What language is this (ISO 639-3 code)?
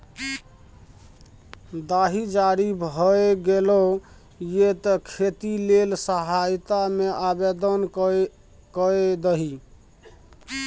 mai